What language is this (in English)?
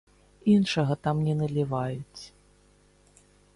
Belarusian